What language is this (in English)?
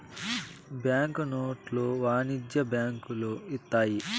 Telugu